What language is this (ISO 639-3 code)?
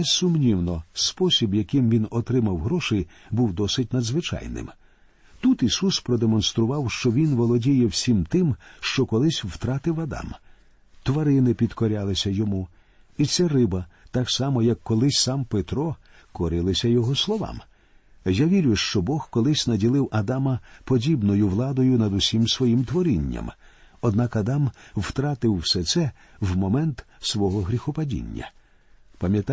ukr